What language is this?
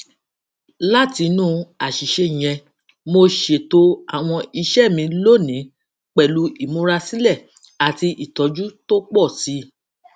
Yoruba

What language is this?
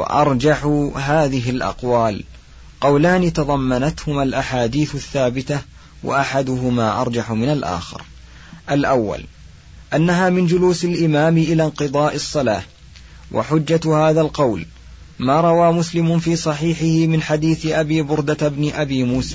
Arabic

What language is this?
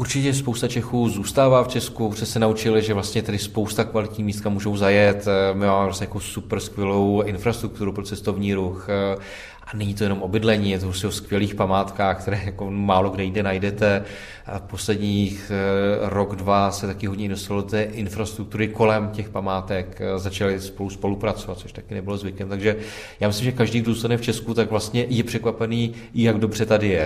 Czech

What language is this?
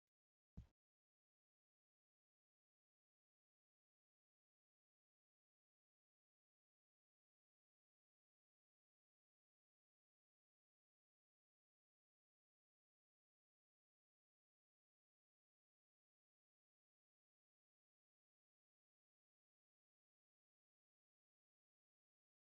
Oromo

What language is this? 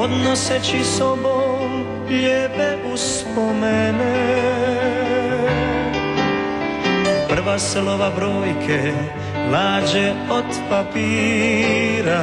Bulgarian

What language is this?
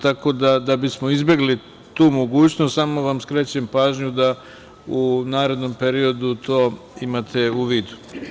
Serbian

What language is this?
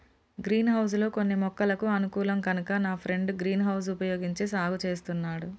Telugu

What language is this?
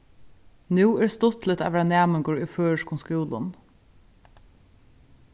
Faroese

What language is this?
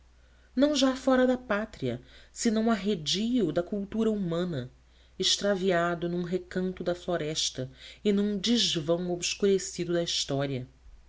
Portuguese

